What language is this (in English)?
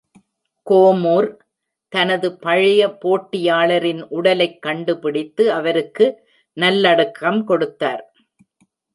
Tamil